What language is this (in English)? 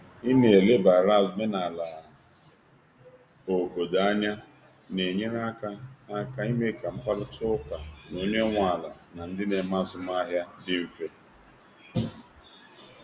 Igbo